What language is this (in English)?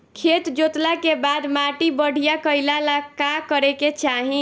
Bhojpuri